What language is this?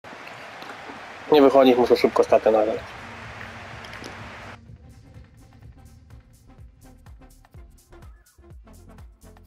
Polish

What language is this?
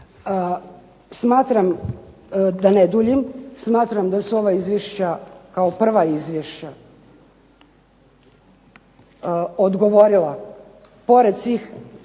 Croatian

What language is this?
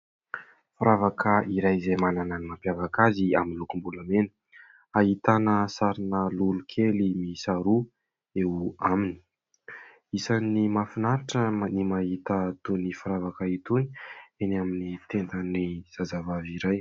Malagasy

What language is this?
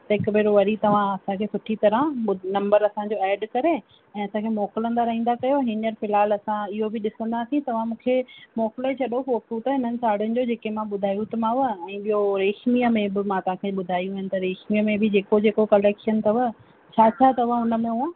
Sindhi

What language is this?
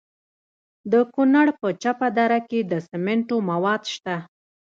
Pashto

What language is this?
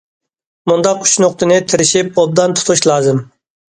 Uyghur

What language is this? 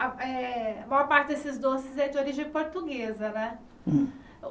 Portuguese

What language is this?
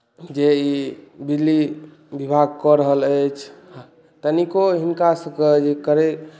Maithili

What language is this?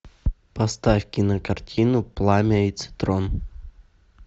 Russian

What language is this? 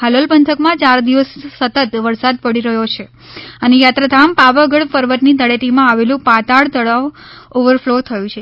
Gujarati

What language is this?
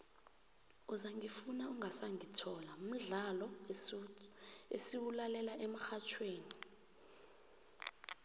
South Ndebele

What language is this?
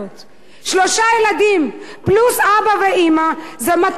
Hebrew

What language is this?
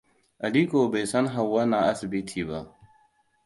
Hausa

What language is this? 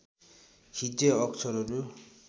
Nepali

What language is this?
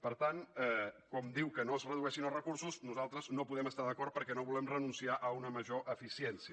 Catalan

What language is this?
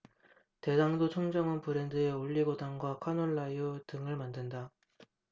Korean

